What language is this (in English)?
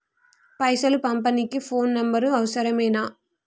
Telugu